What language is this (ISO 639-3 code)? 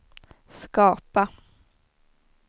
swe